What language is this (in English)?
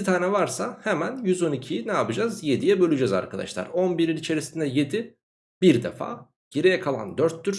Turkish